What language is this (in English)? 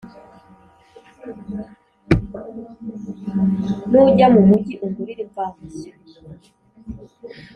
Kinyarwanda